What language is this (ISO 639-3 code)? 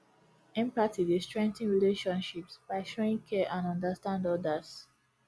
pcm